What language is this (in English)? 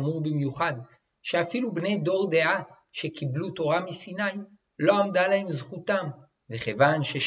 Hebrew